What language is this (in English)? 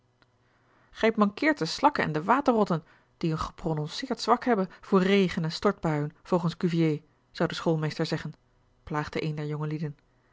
Dutch